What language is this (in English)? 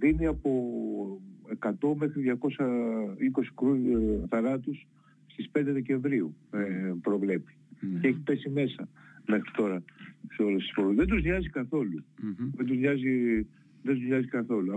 Greek